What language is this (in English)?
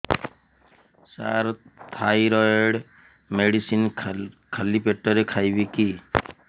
Odia